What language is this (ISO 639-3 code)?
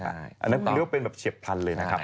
tha